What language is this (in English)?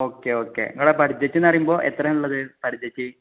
Malayalam